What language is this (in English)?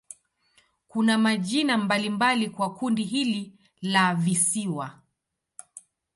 Swahili